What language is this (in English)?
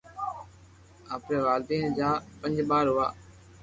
Loarki